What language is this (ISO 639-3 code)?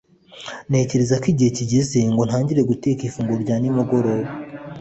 kin